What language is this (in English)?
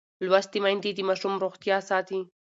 Pashto